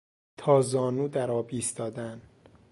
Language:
Persian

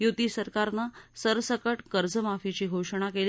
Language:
Marathi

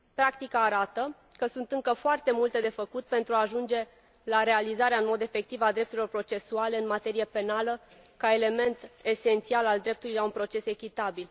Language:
Romanian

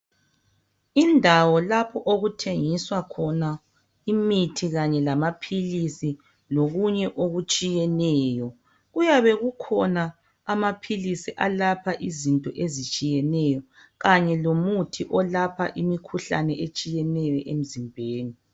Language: North Ndebele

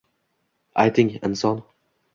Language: Uzbek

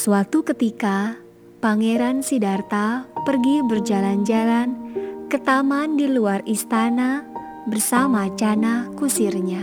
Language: Indonesian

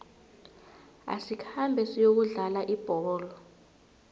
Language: South Ndebele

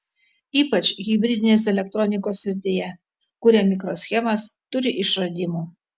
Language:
Lithuanian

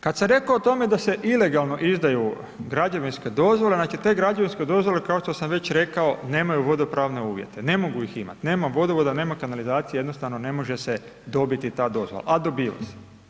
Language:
Croatian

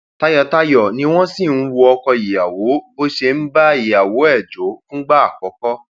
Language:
Yoruba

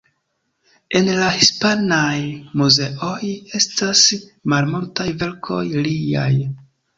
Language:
Esperanto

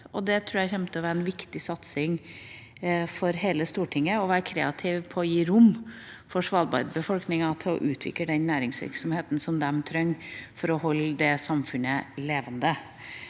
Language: Norwegian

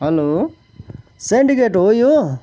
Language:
Nepali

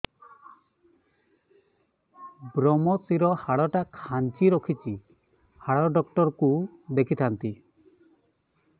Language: Odia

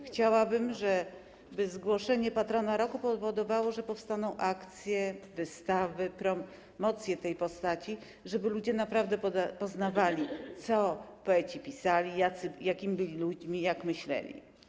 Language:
Polish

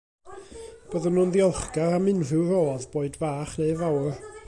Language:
Welsh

